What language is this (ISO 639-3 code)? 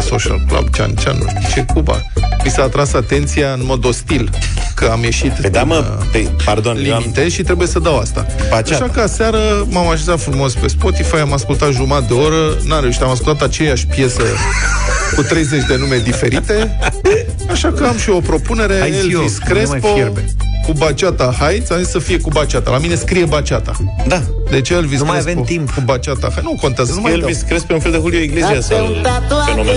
ron